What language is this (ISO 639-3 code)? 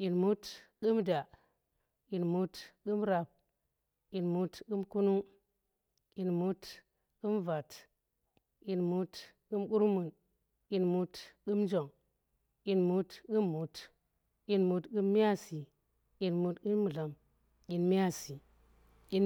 ttr